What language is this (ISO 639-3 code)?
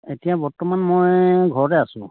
asm